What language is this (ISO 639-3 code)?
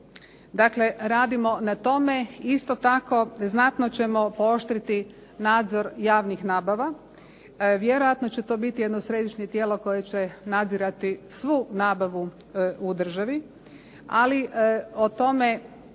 hrv